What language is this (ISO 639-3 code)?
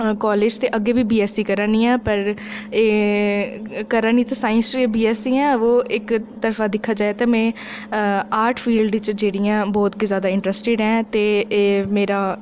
doi